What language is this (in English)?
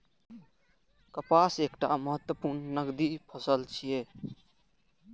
Maithili